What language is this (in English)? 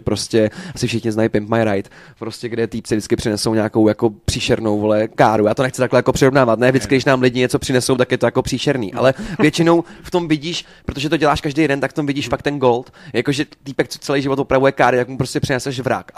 Czech